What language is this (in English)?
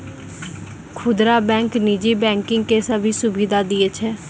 Maithili